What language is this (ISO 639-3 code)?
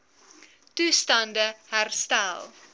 afr